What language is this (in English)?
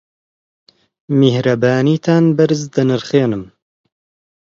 Central Kurdish